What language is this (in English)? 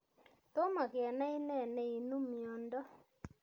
Kalenjin